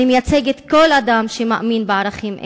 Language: Hebrew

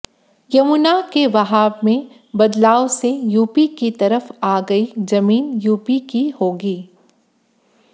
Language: Hindi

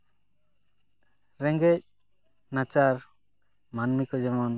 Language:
Santali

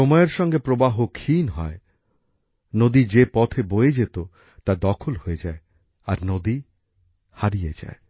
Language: Bangla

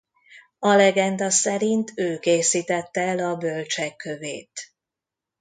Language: Hungarian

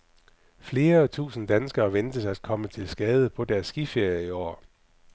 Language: Danish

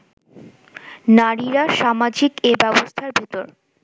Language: Bangla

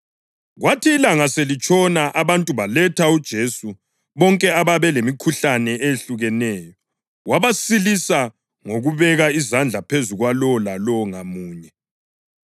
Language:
North Ndebele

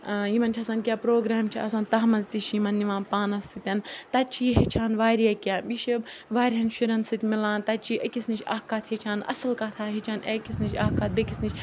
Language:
Kashmiri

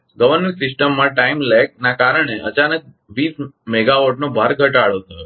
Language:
Gujarati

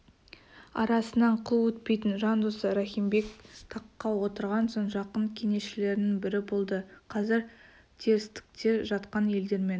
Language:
Kazakh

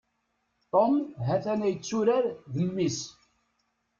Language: Kabyle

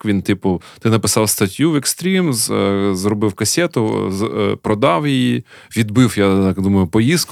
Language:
Ukrainian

